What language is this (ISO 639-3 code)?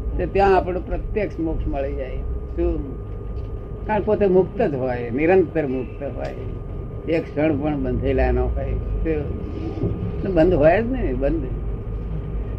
guj